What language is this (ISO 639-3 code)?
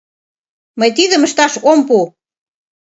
chm